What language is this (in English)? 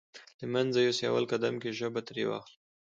Pashto